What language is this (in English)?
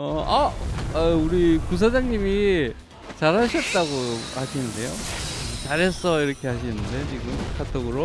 Korean